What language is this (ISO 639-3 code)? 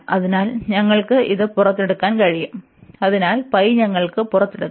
mal